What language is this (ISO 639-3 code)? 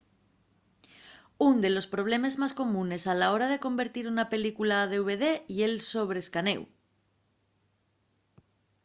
ast